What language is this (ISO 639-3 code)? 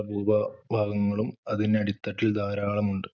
mal